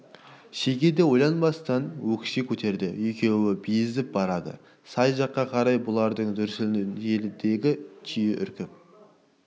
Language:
Kazakh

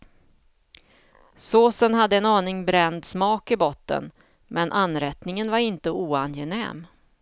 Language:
Swedish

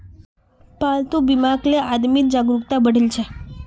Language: Magahi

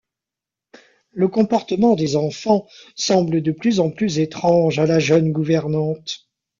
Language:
French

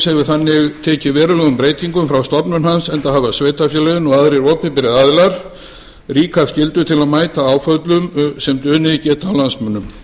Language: Icelandic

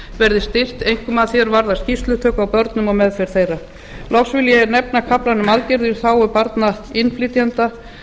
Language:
Icelandic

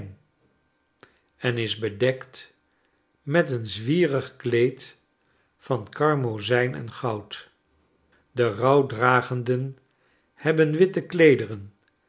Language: Dutch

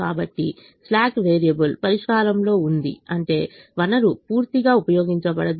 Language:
Telugu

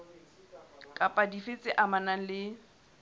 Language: Southern Sotho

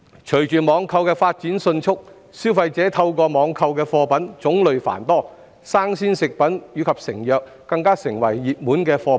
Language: Cantonese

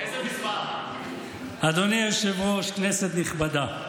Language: Hebrew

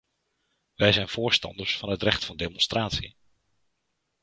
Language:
Dutch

